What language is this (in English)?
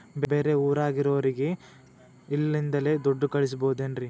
Kannada